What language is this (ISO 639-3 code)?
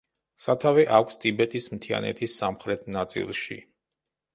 kat